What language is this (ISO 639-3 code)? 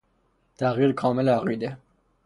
fas